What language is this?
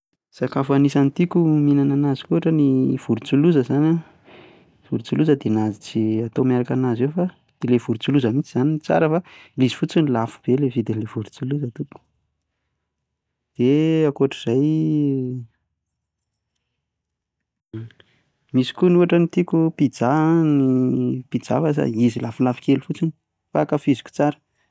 Malagasy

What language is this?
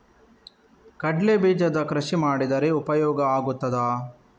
Kannada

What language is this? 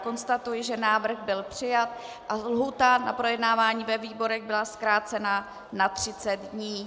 Czech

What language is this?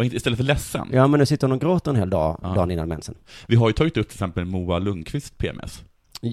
Swedish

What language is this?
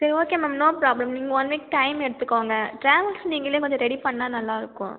Tamil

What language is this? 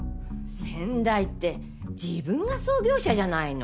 Japanese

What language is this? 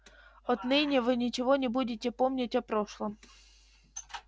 Russian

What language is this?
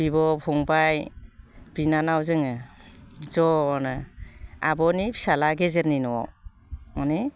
Bodo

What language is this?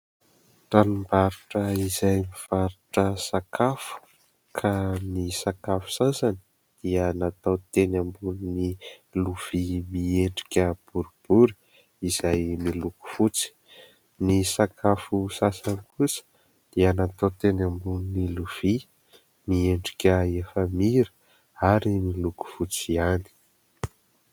Malagasy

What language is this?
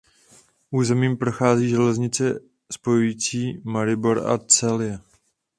Czech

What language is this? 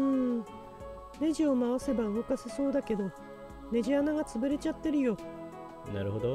Japanese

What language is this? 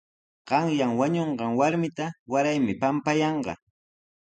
Sihuas Ancash Quechua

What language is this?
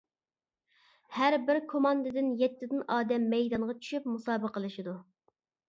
Uyghur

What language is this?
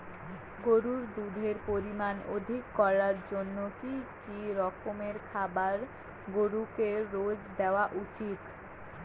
Bangla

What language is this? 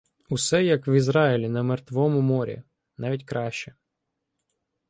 Ukrainian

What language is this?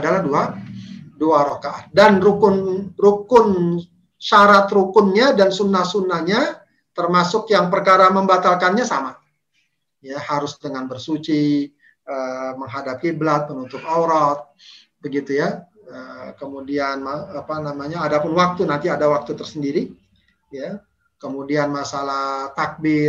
Indonesian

